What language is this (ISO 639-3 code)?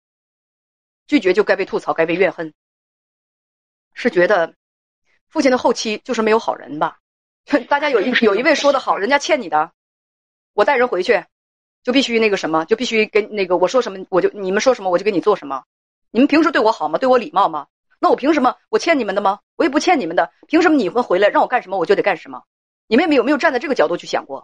zho